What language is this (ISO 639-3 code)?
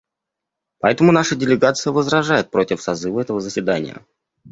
rus